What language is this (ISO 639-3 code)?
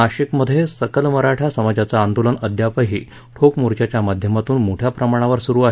mar